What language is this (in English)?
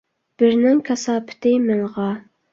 Uyghur